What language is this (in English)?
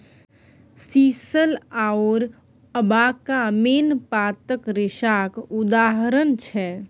Maithili